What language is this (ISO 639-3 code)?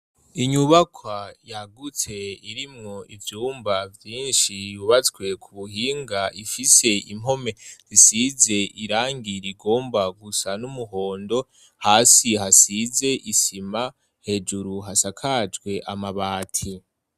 run